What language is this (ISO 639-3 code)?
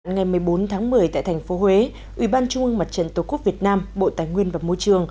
vie